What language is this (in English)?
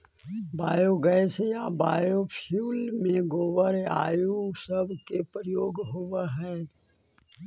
Magahi